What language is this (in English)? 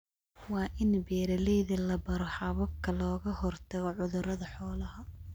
Somali